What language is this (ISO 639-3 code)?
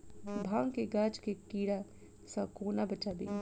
mai